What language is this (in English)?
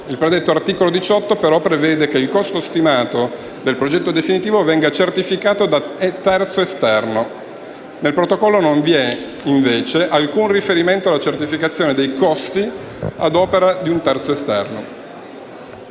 Italian